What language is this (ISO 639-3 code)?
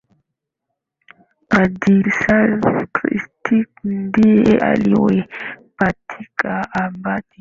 swa